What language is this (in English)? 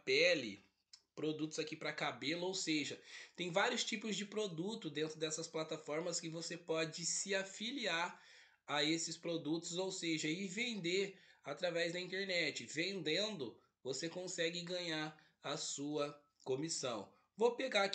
Portuguese